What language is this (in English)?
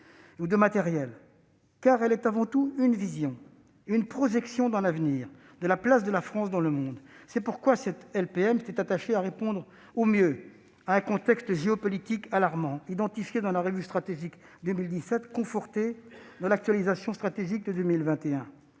French